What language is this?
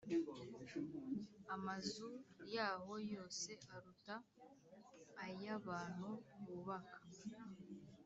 Kinyarwanda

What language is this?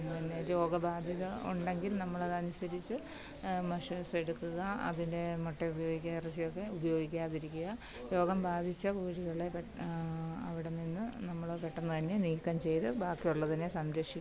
Malayalam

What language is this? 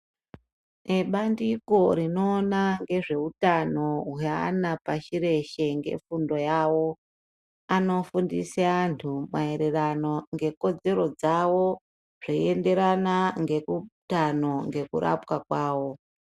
Ndau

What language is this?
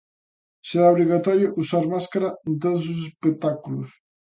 Galician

